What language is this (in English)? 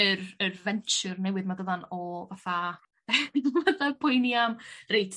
Welsh